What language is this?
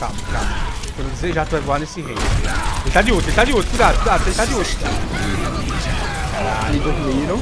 Portuguese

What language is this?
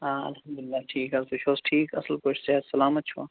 Kashmiri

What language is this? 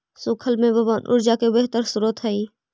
Magahi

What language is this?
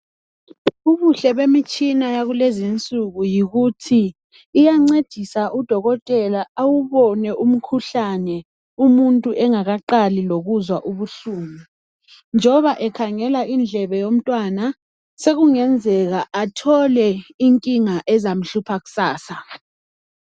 North Ndebele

